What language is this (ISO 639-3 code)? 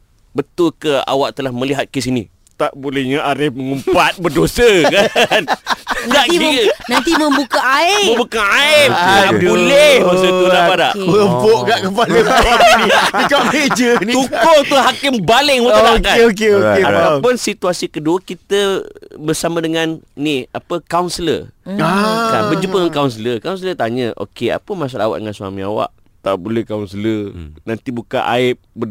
msa